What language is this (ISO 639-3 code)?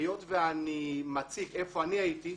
heb